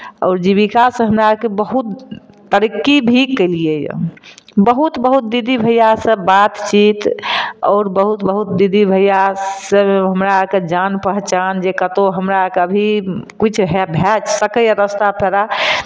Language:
Maithili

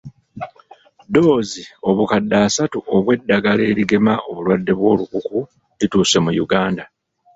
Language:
Ganda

